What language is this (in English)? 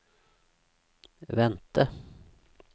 Norwegian